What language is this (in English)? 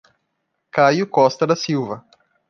Portuguese